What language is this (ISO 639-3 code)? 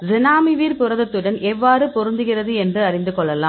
tam